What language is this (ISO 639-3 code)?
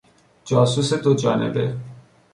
fas